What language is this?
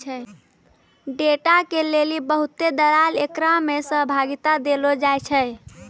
Maithili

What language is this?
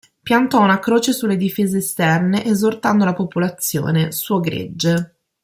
Italian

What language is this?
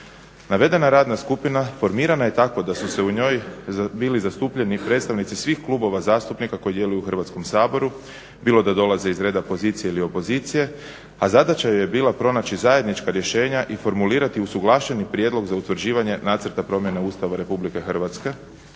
Croatian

